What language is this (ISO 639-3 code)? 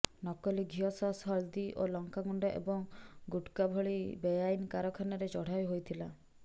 ori